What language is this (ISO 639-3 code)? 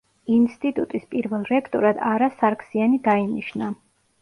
kat